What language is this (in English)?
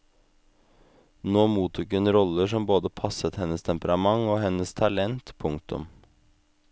Norwegian